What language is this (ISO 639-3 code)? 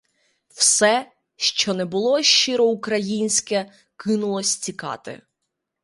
ukr